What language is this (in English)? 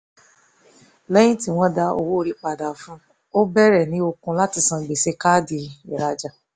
Yoruba